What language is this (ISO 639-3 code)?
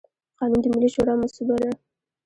pus